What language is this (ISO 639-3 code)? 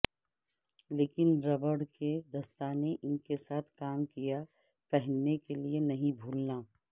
urd